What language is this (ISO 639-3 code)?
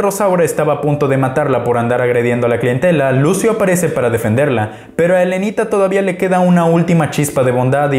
spa